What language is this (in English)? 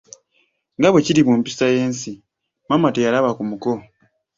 Ganda